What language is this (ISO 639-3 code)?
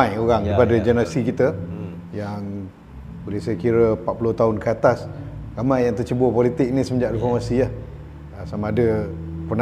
msa